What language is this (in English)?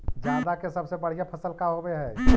Magahi